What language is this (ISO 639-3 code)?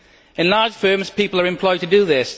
eng